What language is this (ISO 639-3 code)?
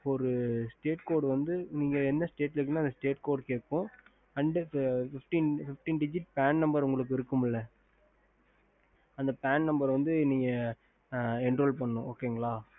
tam